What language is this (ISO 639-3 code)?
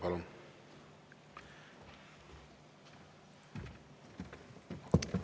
est